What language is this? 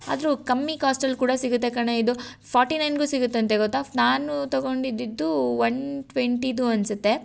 Kannada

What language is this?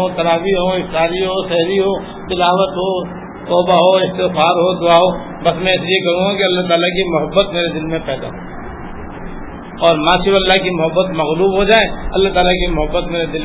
Urdu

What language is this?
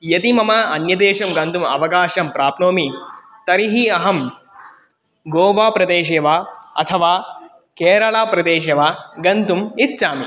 Sanskrit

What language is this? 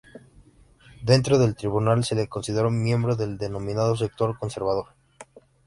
Spanish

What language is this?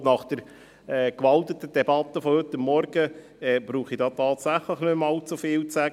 Swiss German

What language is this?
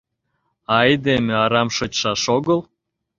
Mari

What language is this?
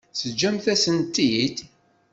Kabyle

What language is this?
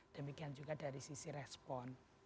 Indonesian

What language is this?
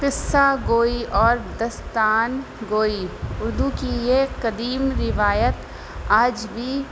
Urdu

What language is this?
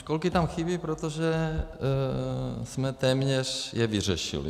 Czech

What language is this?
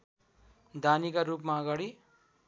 Nepali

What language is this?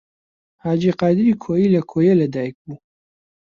Central Kurdish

